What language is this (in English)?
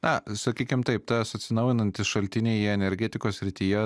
Lithuanian